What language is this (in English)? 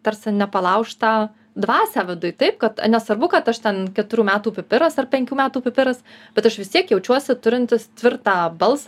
Lithuanian